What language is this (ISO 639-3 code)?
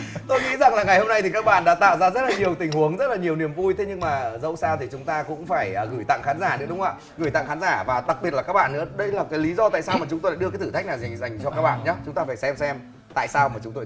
vie